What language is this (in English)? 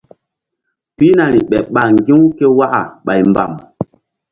Mbum